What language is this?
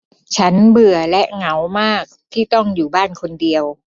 Thai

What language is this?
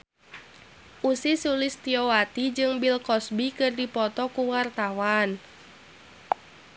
Sundanese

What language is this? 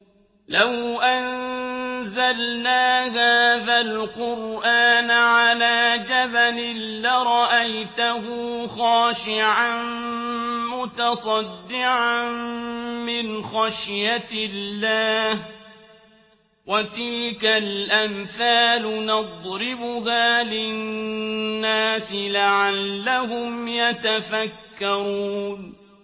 Arabic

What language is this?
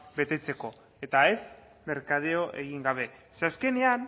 Basque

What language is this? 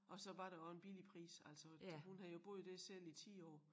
Danish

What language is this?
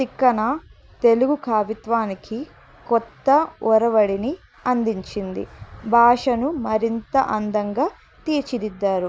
Telugu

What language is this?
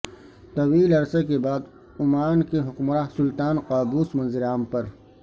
Urdu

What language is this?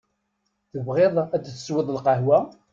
Kabyle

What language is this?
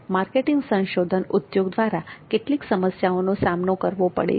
Gujarati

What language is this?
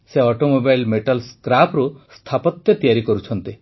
Odia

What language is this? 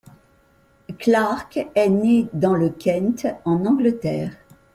French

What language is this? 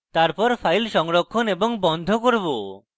Bangla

